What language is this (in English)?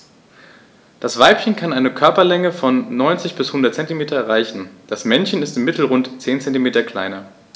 German